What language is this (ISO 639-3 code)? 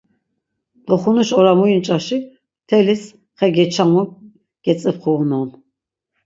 lzz